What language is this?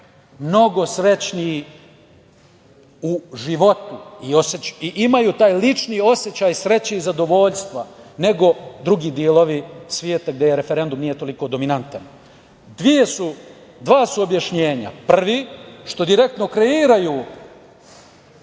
Serbian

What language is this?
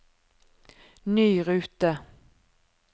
Norwegian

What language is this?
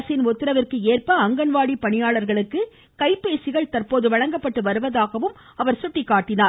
Tamil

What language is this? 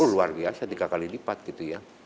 Indonesian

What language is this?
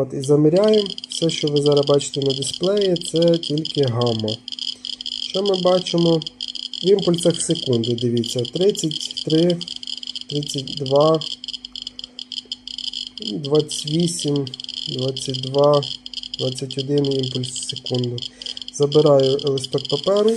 Ukrainian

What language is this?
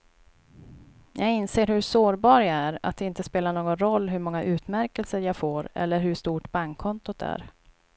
Swedish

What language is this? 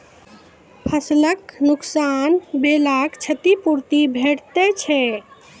Maithili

